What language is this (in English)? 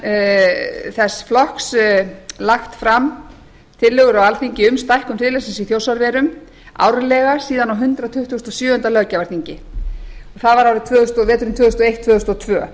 Icelandic